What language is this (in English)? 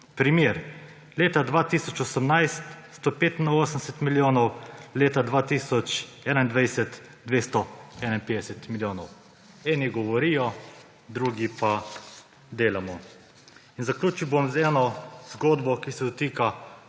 Slovenian